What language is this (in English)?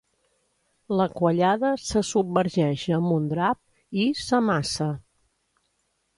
Catalan